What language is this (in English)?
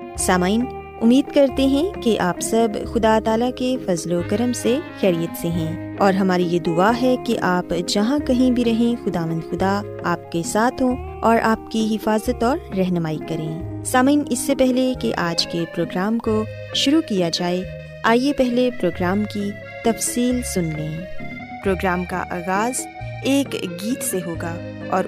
Urdu